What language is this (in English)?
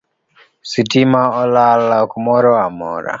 Luo (Kenya and Tanzania)